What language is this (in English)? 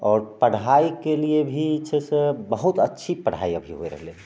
Maithili